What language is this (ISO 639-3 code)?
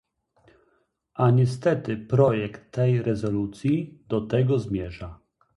pol